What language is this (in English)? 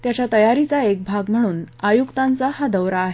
Marathi